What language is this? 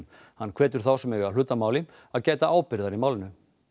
Icelandic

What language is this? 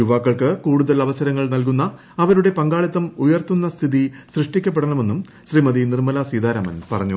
Malayalam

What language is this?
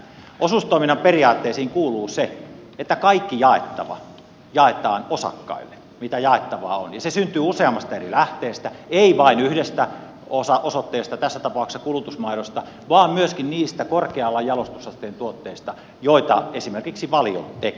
Finnish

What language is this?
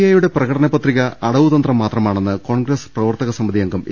Malayalam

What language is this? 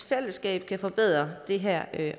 Danish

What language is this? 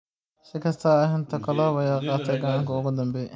Somali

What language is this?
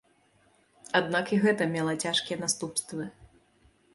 Belarusian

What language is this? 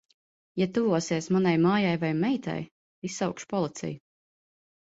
Latvian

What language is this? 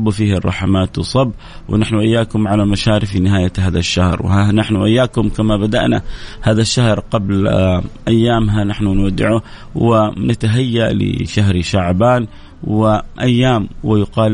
Arabic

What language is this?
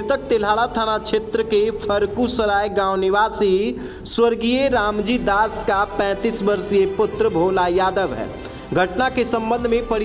Hindi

